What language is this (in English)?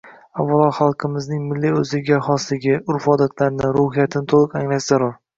Uzbek